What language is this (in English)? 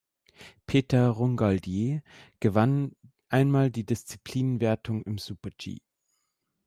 German